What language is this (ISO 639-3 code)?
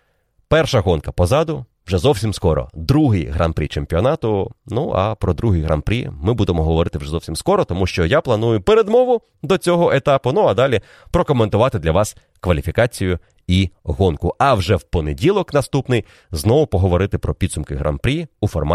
ukr